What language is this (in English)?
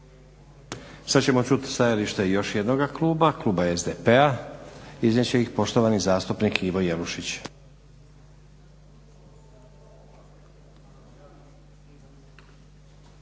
Croatian